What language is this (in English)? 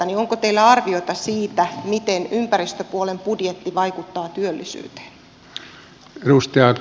Finnish